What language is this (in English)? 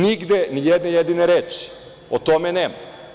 Serbian